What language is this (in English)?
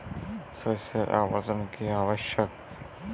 Bangla